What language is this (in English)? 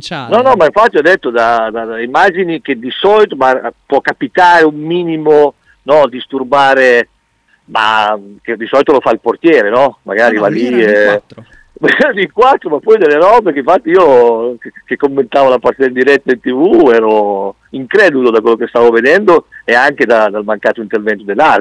Italian